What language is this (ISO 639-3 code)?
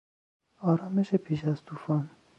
fas